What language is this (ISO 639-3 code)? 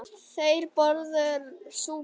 isl